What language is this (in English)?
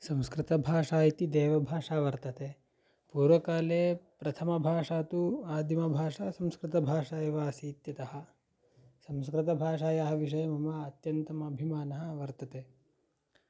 Sanskrit